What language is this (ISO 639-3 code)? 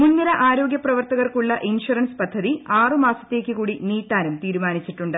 mal